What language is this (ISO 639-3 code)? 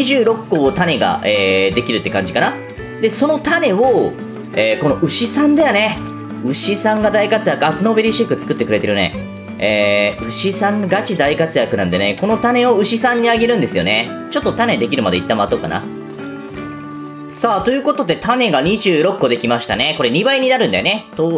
jpn